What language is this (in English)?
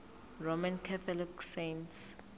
Zulu